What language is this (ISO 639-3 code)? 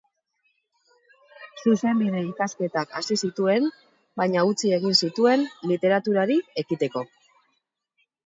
eus